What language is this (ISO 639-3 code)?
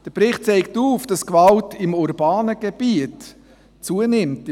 gsw